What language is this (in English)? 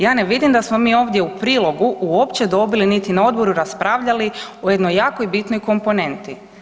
Croatian